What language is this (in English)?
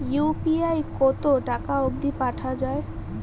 Bangla